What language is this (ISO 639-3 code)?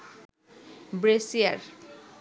ben